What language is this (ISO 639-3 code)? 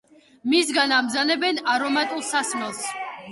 kat